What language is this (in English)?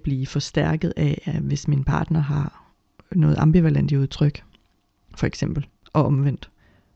Danish